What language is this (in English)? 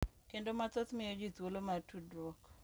Luo (Kenya and Tanzania)